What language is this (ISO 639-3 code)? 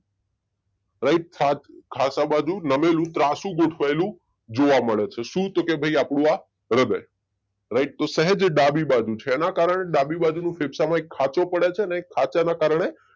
guj